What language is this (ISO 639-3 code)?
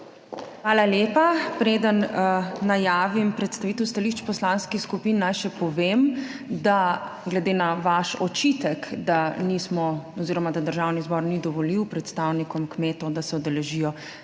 slv